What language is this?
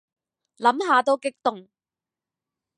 Cantonese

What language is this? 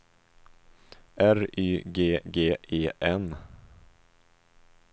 Swedish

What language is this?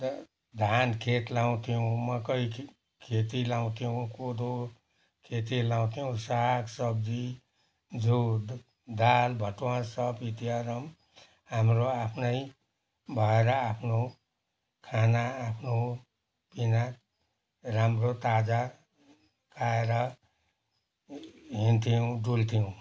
Nepali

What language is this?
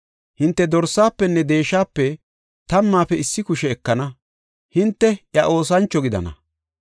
Gofa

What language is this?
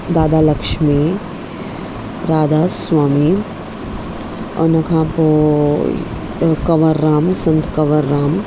Sindhi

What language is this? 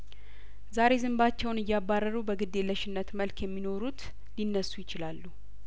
Amharic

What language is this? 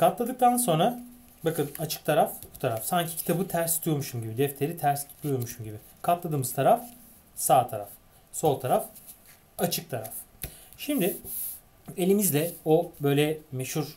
Turkish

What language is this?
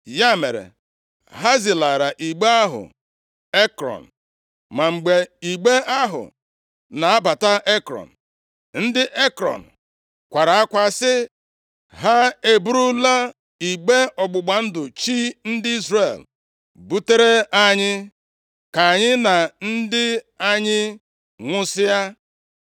Igbo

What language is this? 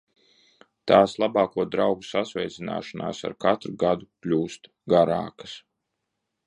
Latvian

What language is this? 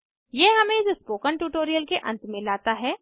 Hindi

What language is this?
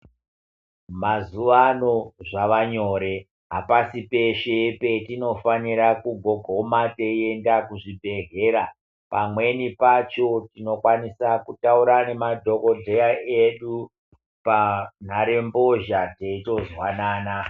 Ndau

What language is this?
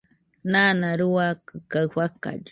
Nüpode Huitoto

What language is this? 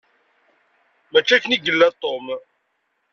Kabyle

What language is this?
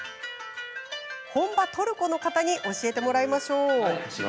Japanese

